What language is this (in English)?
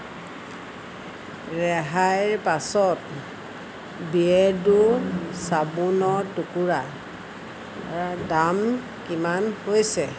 Assamese